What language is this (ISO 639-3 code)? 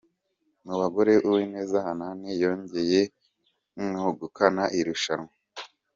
kin